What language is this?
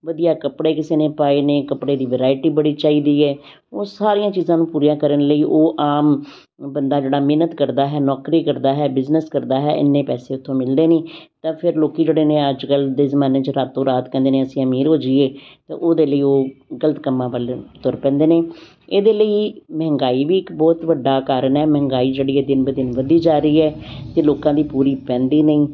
Punjabi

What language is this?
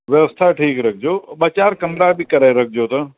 Sindhi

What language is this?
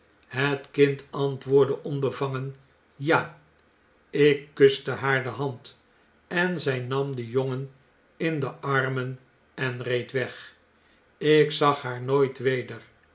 Dutch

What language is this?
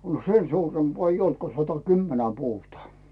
Finnish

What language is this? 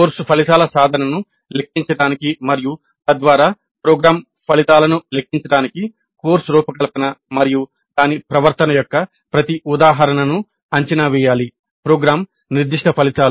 Telugu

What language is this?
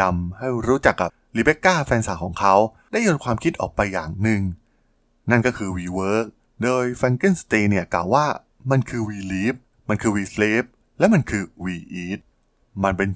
Thai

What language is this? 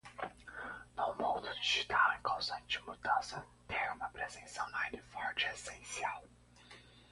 Portuguese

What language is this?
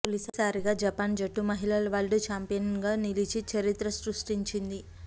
Telugu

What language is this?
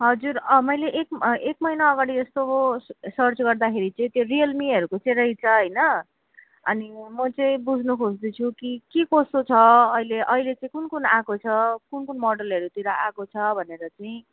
Nepali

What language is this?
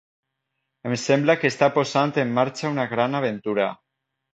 Catalan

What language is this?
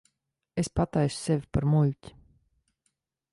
Latvian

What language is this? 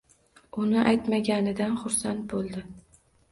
Uzbek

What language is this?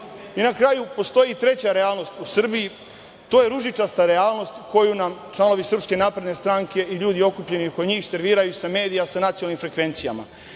Serbian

